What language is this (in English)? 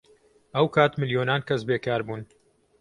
Central Kurdish